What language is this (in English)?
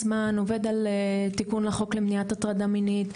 Hebrew